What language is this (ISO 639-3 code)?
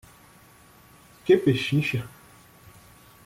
por